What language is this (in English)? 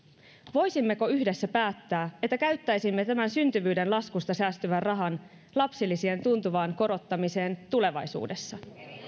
Finnish